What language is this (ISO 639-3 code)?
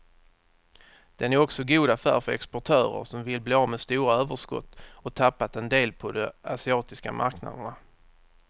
swe